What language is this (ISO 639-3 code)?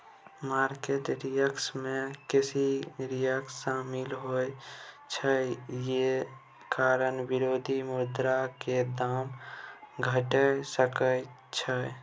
mai